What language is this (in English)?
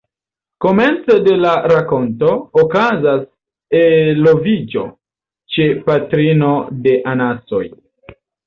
Esperanto